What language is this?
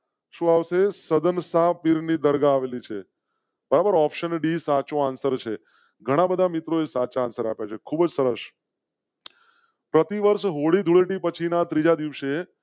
Gujarati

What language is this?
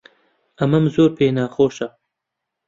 Central Kurdish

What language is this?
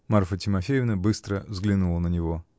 Russian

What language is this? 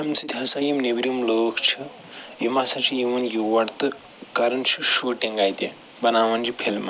Kashmiri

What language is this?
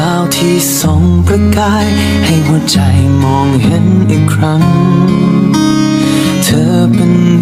Thai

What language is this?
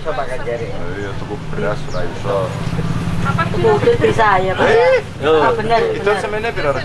Indonesian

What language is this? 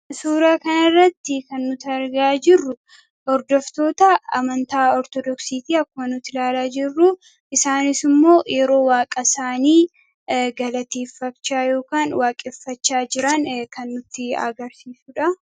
Oromo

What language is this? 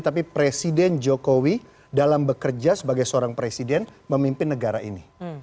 Indonesian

